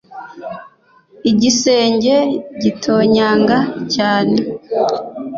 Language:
Kinyarwanda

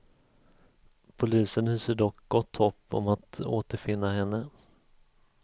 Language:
Swedish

